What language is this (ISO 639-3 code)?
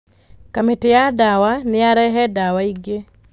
kik